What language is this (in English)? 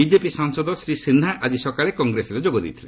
Odia